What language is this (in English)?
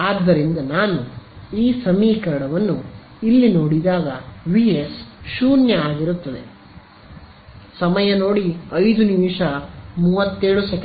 Kannada